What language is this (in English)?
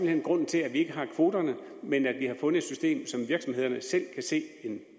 Danish